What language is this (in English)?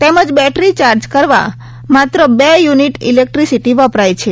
Gujarati